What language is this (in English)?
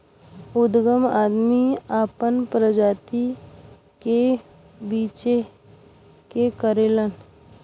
Bhojpuri